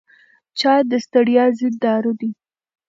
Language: Pashto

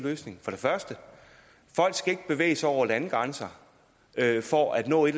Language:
Danish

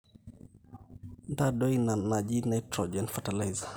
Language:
Masai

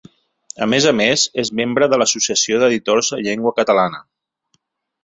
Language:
Catalan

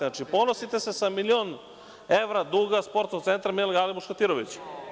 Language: Serbian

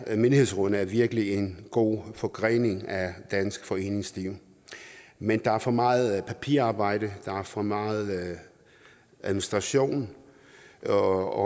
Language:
Danish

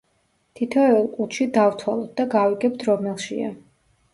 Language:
Georgian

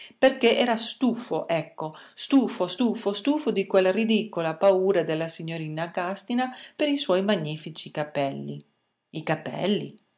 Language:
Italian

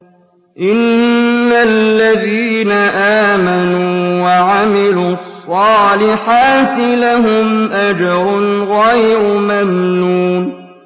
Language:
Arabic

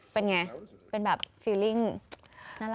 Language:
Thai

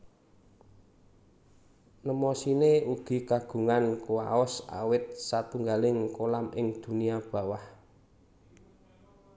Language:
Javanese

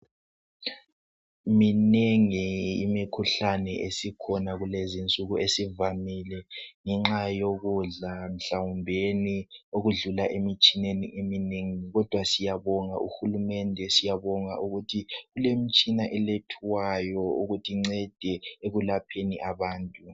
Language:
North Ndebele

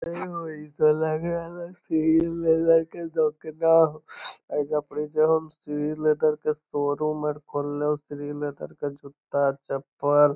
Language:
Magahi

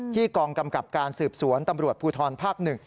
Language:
Thai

